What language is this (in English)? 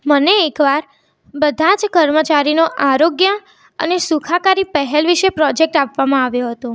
Gujarati